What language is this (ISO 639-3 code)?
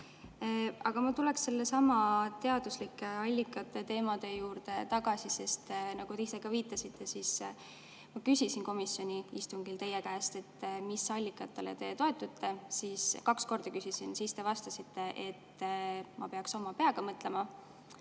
est